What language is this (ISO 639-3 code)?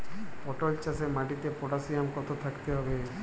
ben